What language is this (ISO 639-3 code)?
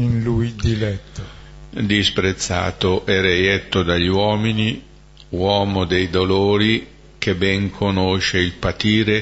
ita